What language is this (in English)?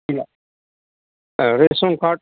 Bodo